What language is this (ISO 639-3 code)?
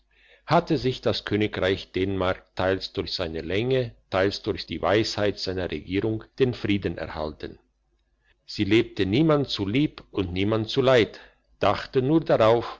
deu